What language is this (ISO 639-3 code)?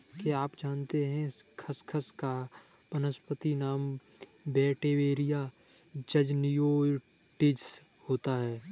hin